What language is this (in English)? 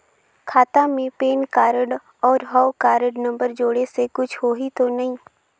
Chhattisgarhi